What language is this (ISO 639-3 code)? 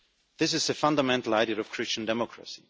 eng